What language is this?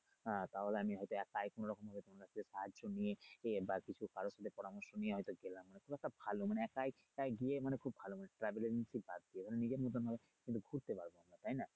Bangla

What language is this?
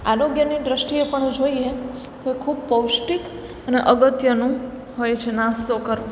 Gujarati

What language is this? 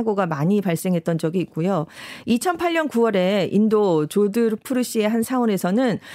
Korean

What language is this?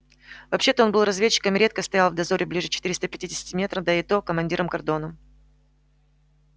Russian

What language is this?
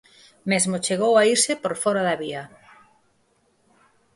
Galician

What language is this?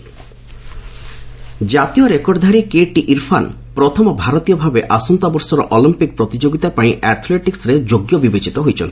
Odia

